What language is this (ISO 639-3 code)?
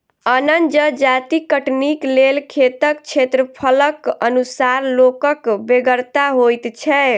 mai